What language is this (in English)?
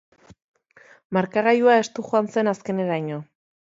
Basque